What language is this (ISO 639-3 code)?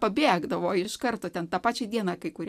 lit